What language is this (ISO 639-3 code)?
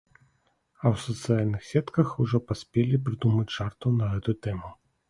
bel